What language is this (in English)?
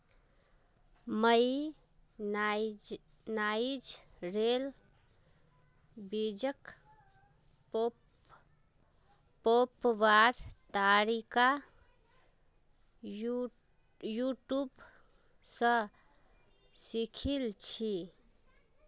Magahi